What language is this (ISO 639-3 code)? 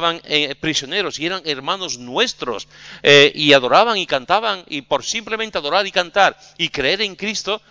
spa